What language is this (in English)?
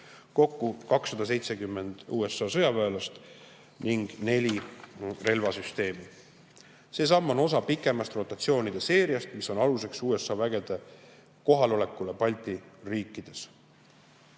Estonian